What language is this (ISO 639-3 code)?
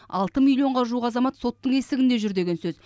kaz